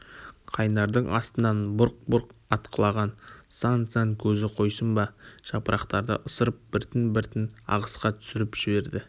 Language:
Kazakh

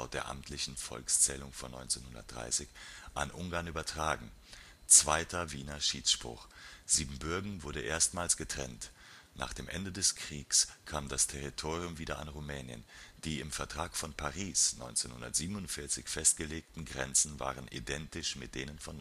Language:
German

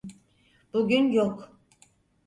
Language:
Turkish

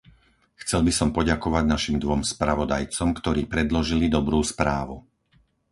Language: Slovak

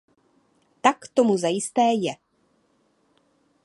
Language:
Czech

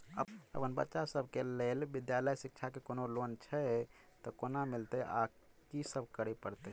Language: Maithili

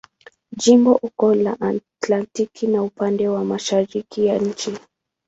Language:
Swahili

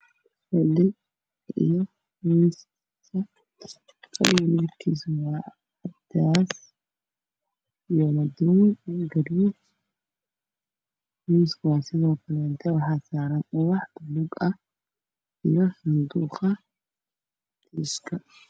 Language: Somali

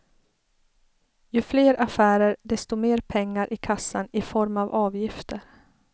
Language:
Swedish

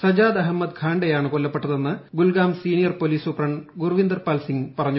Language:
Malayalam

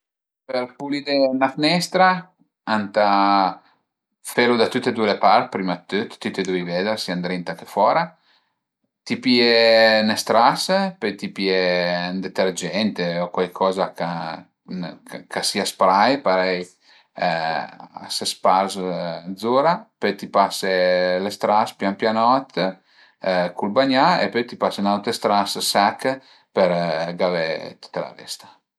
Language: Piedmontese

